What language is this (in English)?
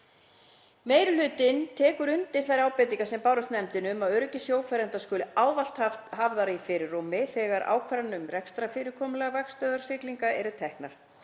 Icelandic